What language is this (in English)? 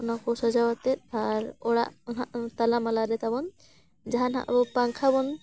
Santali